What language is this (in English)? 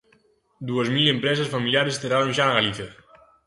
Galician